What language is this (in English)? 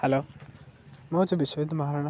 Odia